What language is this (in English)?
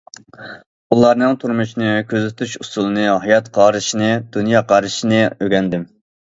Uyghur